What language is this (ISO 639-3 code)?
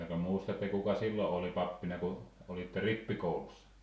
fin